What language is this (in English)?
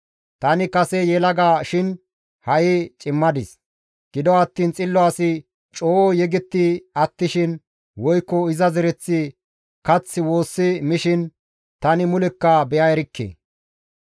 Gamo